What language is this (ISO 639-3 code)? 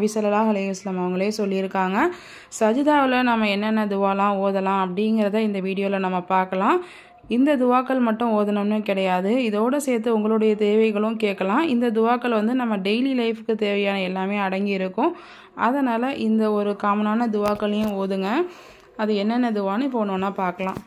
tam